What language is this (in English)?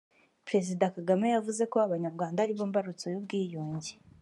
Kinyarwanda